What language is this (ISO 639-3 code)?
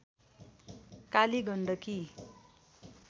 nep